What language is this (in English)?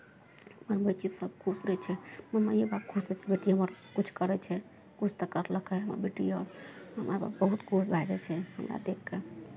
Maithili